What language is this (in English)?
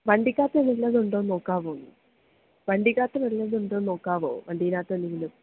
Malayalam